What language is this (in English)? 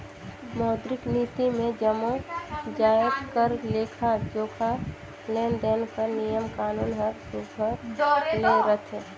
Chhattisgarhi